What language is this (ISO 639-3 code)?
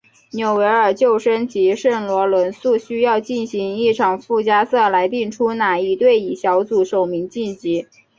zho